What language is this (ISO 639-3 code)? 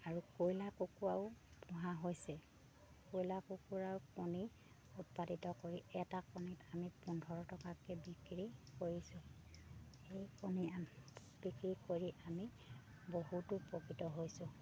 asm